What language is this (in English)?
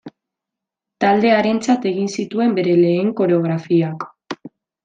Basque